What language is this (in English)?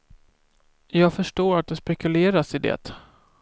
Swedish